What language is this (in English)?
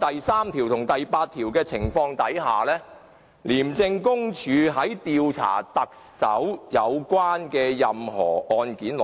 Cantonese